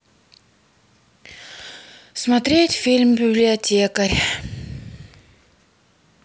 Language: Russian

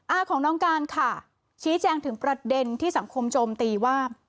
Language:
Thai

